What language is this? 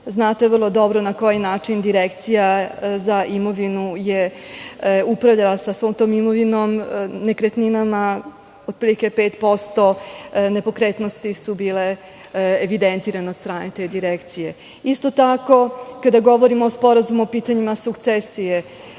Serbian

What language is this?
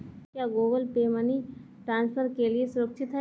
Hindi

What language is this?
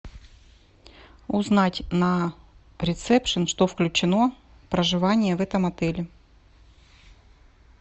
Russian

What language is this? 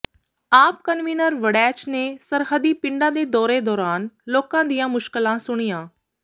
Punjabi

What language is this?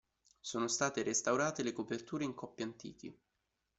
Italian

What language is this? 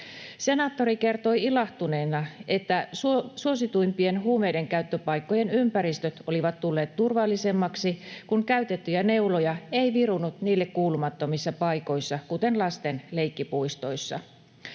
Finnish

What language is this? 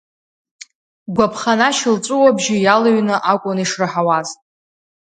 Abkhazian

